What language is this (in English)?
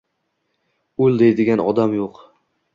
Uzbek